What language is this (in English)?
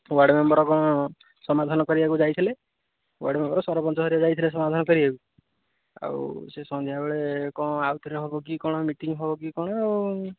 Odia